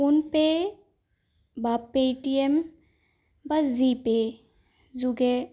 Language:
Assamese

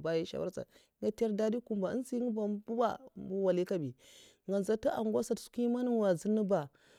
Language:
Mafa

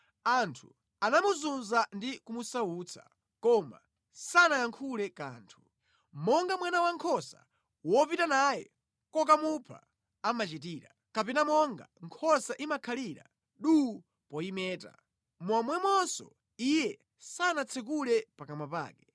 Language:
Nyanja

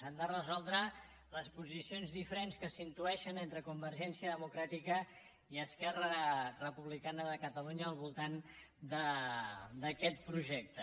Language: Catalan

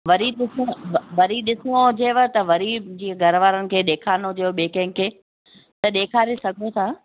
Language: Sindhi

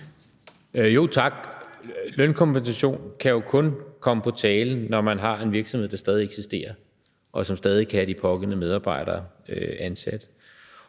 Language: Danish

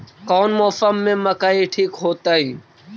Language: Magahi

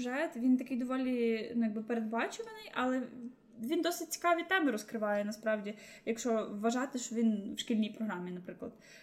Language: Ukrainian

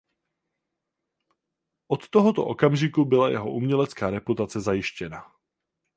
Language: Czech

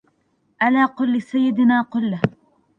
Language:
Arabic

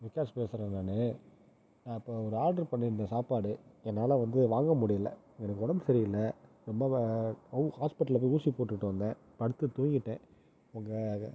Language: Tamil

